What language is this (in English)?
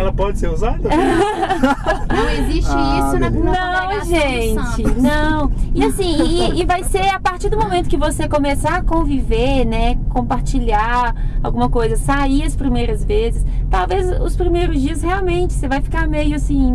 Portuguese